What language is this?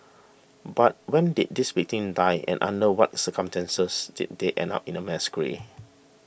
English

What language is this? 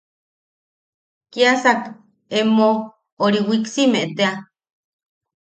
Yaqui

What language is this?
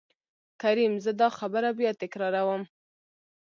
Pashto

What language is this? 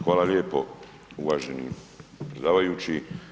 Croatian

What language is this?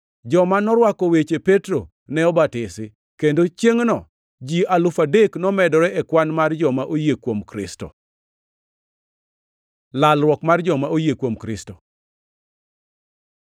Luo (Kenya and Tanzania)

